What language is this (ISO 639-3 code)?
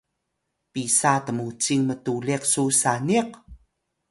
tay